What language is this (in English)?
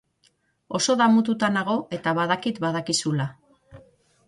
Basque